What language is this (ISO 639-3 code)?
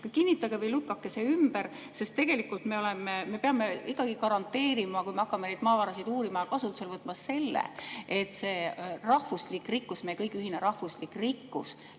est